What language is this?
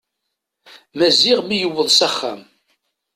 Kabyle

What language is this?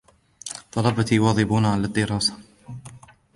Arabic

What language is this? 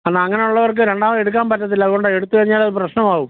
Malayalam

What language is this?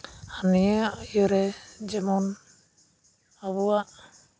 Santali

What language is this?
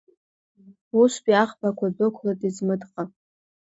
Abkhazian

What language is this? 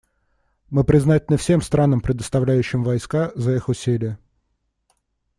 Russian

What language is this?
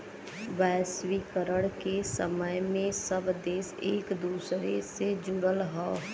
Bhojpuri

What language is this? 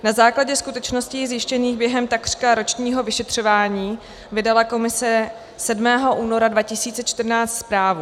Czech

